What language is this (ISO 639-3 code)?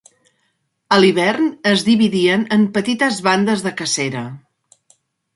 cat